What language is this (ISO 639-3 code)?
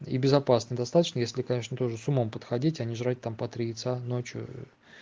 rus